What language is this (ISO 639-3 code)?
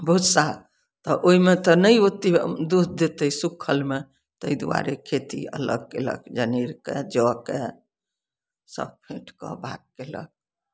mai